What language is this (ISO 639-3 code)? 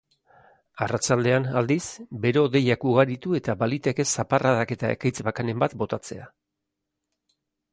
eus